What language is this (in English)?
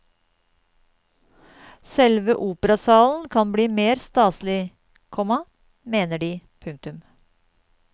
Norwegian